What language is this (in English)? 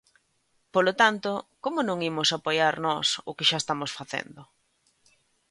Galician